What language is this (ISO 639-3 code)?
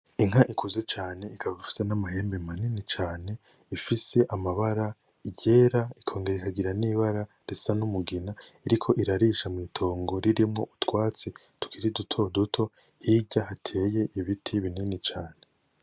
run